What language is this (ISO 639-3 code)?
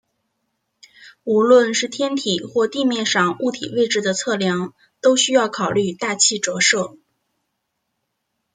zho